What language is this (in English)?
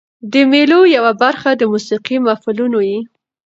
Pashto